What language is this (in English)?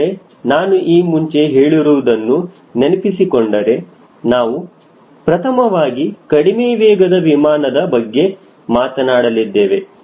Kannada